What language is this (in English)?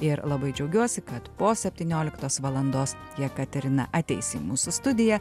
Lithuanian